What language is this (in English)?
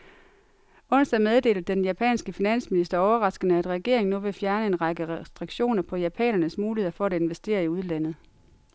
Danish